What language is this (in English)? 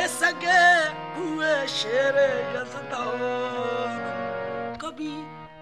Persian